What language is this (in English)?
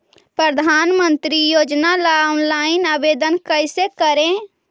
Magahi